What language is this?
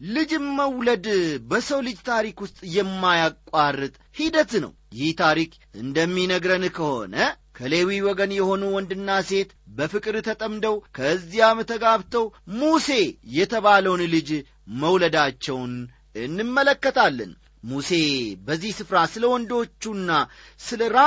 Amharic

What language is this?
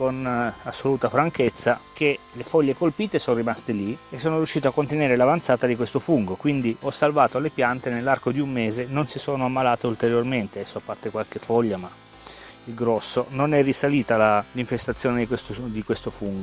Italian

